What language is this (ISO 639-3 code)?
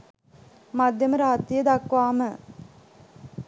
sin